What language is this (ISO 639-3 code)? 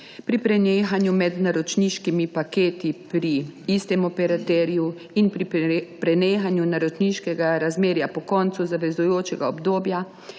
slv